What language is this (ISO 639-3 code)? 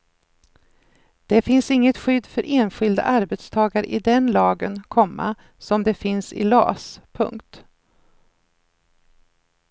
swe